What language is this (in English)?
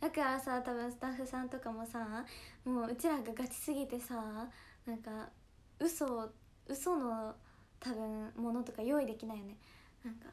Japanese